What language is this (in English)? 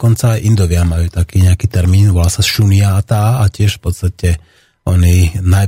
Slovak